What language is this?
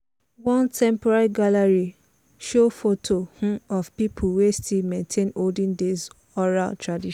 Nigerian Pidgin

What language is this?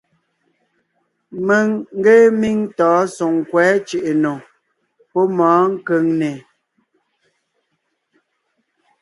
Ngiemboon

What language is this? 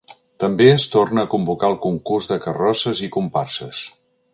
Catalan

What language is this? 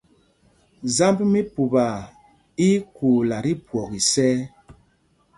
Mpumpong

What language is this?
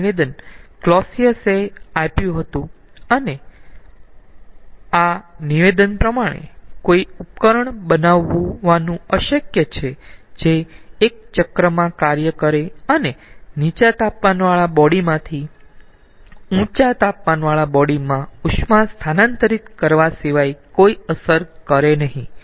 Gujarati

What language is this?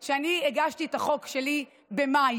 Hebrew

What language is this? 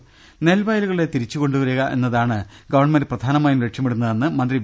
Malayalam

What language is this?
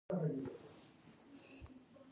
Pashto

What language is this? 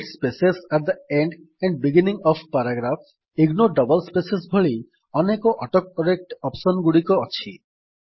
Odia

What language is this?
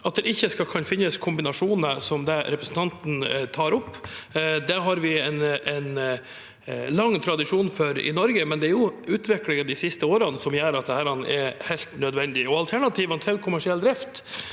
Norwegian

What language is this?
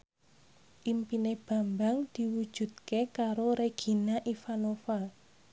Javanese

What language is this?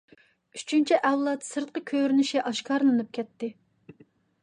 Uyghur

